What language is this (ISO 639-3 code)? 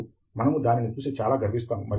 tel